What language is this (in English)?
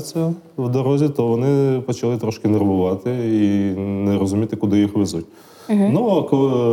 Ukrainian